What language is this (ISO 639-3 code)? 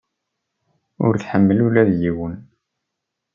kab